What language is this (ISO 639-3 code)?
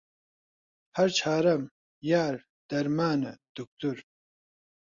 ckb